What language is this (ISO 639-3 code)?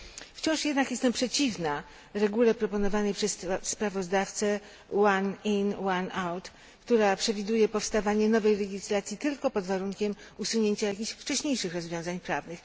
pol